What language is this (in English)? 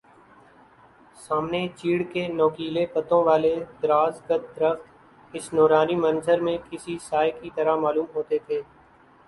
Urdu